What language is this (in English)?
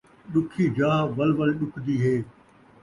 Saraiki